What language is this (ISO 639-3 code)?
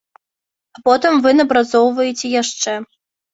bel